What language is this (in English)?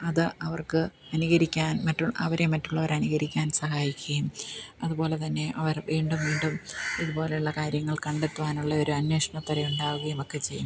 Malayalam